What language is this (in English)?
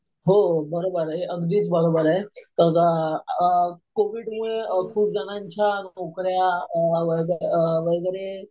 Marathi